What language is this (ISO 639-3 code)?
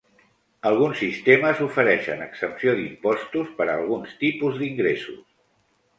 cat